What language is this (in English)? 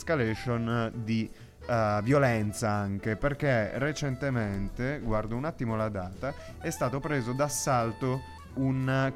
Italian